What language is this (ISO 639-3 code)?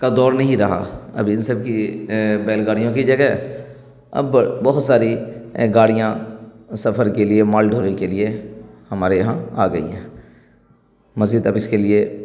urd